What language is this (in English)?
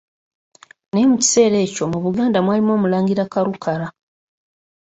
Ganda